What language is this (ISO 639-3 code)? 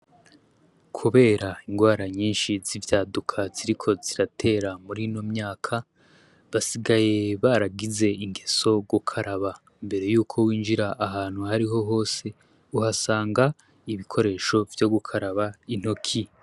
run